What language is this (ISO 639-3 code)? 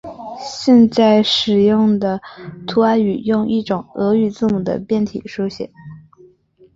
zho